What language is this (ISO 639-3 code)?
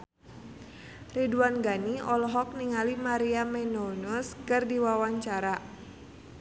sun